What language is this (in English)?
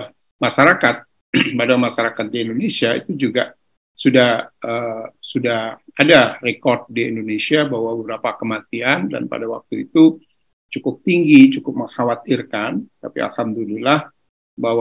Indonesian